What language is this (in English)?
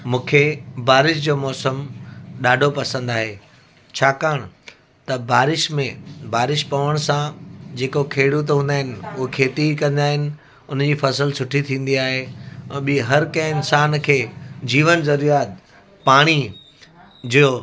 Sindhi